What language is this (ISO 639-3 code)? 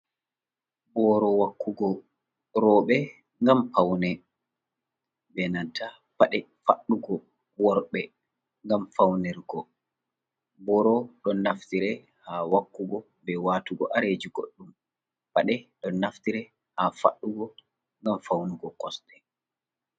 ful